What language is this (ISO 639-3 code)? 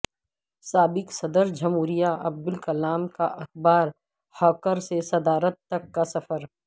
urd